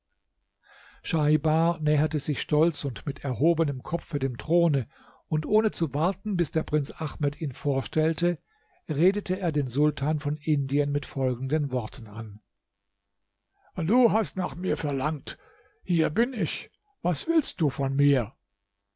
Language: German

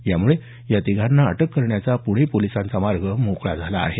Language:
Marathi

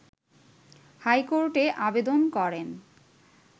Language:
Bangla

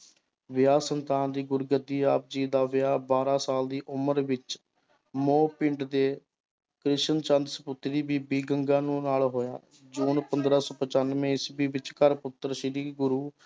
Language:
Punjabi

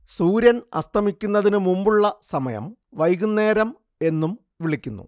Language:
Malayalam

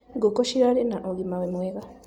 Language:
Kikuyu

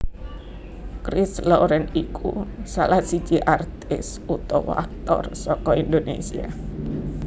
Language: Javanese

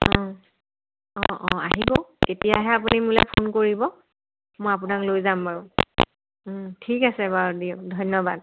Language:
Assamese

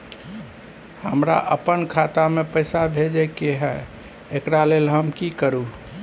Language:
Maithili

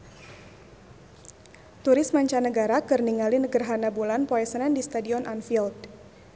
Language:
Sundanese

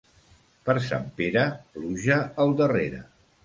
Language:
Catalan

